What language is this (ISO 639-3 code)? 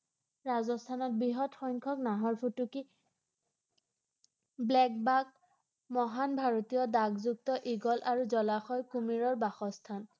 asm